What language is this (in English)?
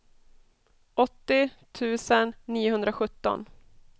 Swedish